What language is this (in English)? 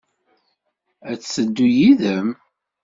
Kabyle